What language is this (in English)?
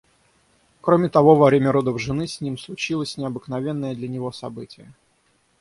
Russian